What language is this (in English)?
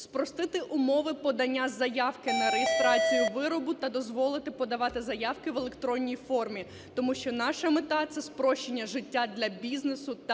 Ukrainian